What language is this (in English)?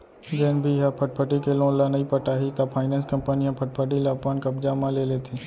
Chhattisgarhi